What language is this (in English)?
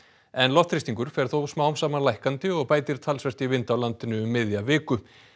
Icelandic